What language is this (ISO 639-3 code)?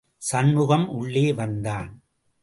tam